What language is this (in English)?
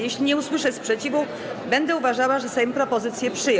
Polish